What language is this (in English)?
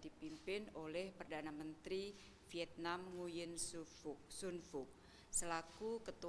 Indonesian